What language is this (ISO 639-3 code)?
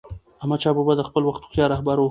pus